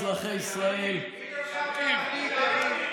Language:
Hebrew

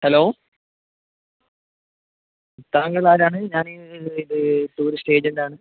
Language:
Malayalam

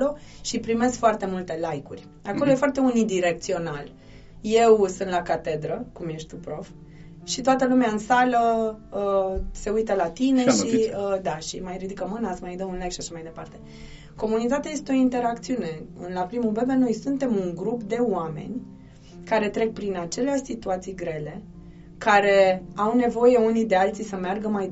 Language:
Romanian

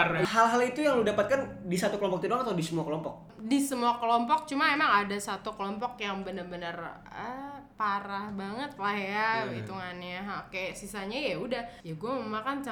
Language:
Indonesian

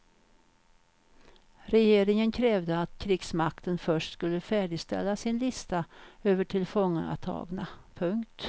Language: Swedish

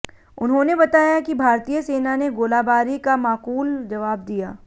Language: Hindi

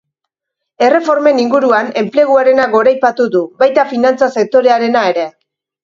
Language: Basque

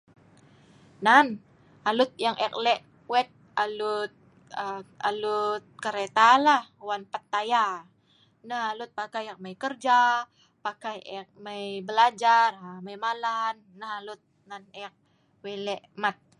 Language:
Sa'ban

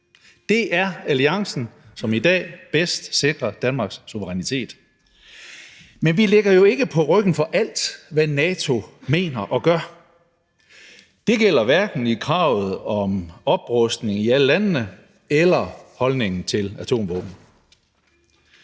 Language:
Danish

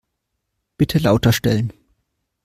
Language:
German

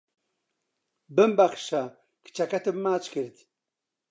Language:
Central Kurdish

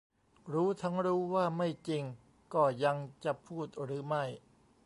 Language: Thai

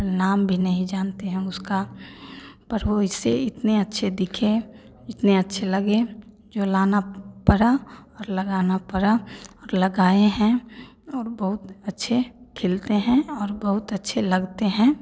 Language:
Hindi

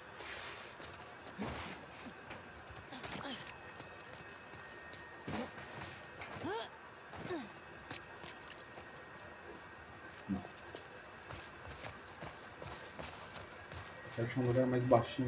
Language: Portuguese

